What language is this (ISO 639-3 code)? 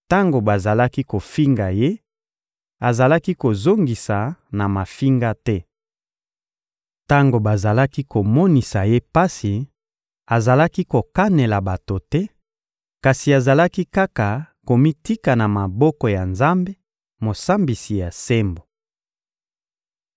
lin